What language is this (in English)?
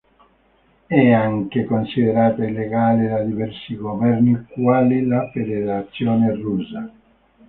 Italian